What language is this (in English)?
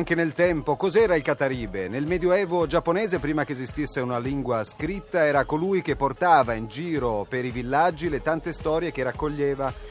Italian